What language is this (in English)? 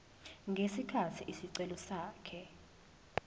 Zulu